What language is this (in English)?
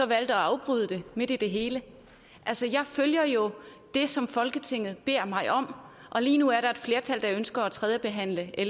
Danish